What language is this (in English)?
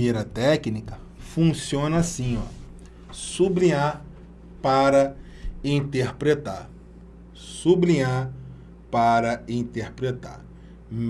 Portuguese